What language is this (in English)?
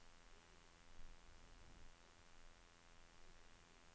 Swedish